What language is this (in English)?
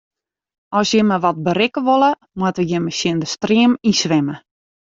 Western Frisian